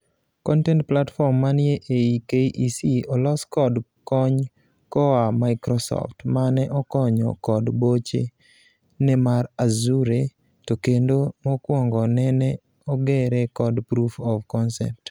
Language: Luo (Kenya and Tanzania)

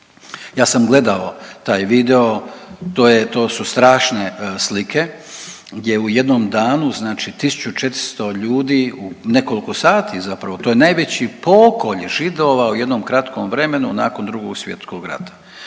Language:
Croatian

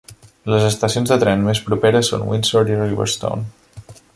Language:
Catalan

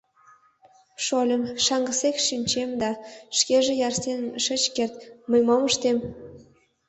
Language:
Mari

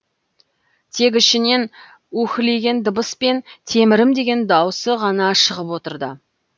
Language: Kazakh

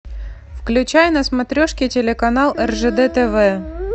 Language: Russian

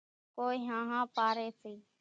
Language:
Kachi Koli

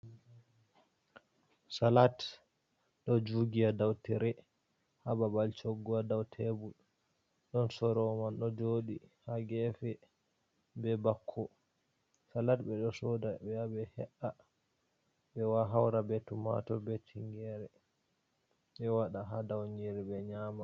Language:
Fula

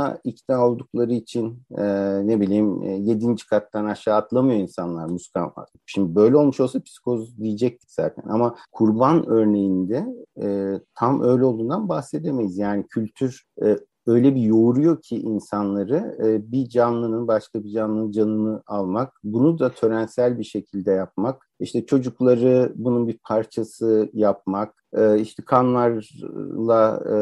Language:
Turkish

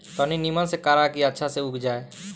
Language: Bhojpuri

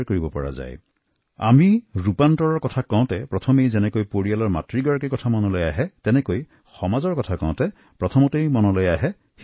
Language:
Assamese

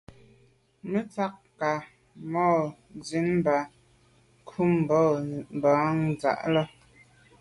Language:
Medumba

